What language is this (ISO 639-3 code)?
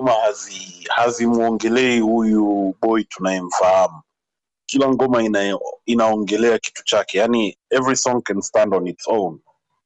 swa